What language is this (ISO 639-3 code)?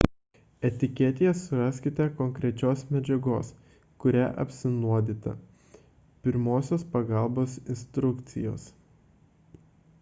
lit